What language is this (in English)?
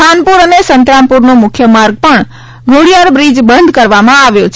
Gujarati